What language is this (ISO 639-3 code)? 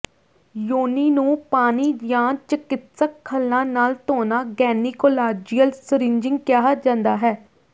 pan